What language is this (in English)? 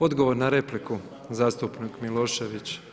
Croatian